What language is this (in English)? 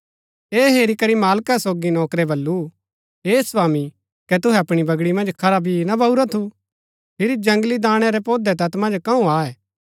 Gaddi